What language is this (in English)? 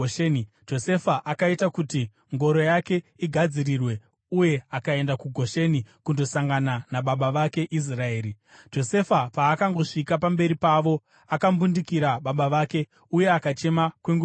Shona